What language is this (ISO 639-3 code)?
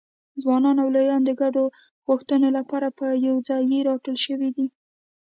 pus